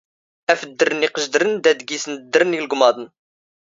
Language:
Standard Moroccan Tamazight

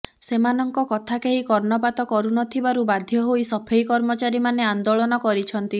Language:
Odia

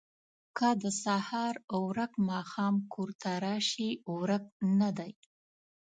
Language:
Pashto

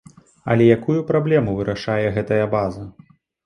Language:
Belarusian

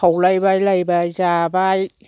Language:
Bodo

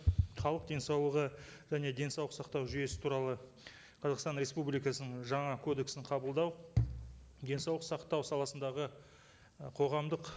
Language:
Kazakh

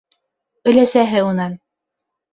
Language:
Bashkir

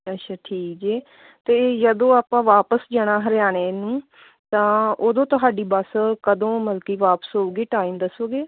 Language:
Punjabi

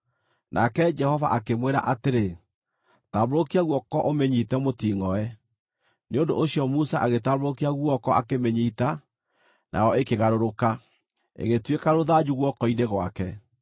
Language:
Kikuyu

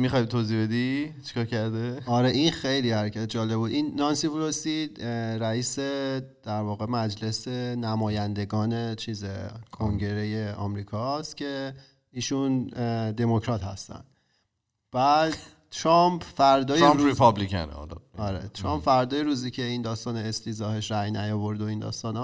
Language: Persian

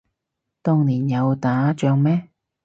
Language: Cantonese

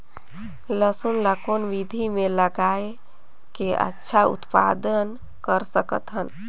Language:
Chhattisgarhi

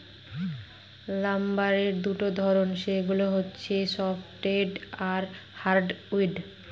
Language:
Bangla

